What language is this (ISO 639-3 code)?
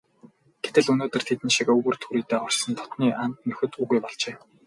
mon